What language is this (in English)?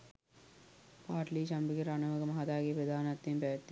Sinhala